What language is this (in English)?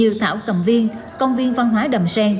Vietnamese